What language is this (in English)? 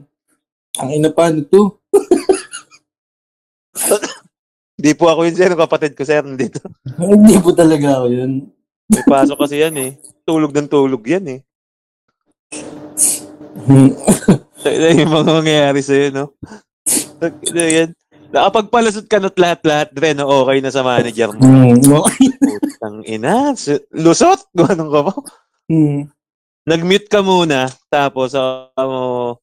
Filipino